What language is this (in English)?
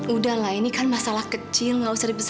Indonesian